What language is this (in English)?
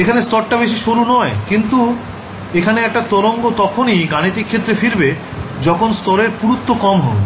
Bangla